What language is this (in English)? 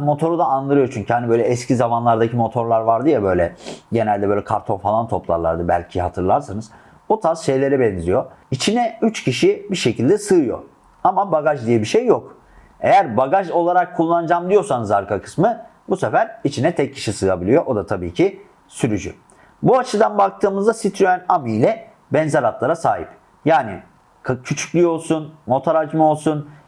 Turkish